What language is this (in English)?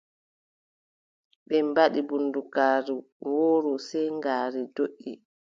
Adamawa Fulfulde